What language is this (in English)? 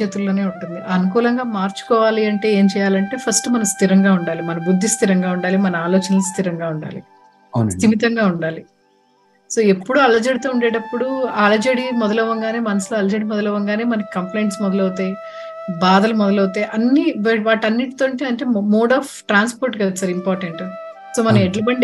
Telugu